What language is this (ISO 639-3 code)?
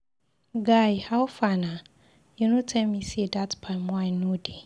pcm